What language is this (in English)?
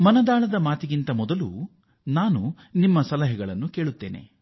Kannada